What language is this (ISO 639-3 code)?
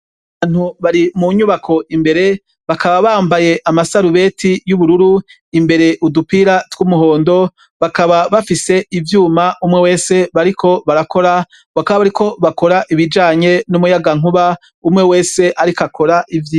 run